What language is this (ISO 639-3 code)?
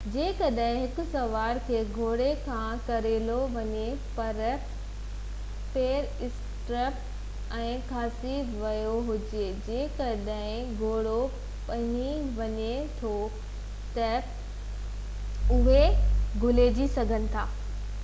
snd